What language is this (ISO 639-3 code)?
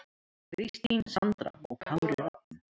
isl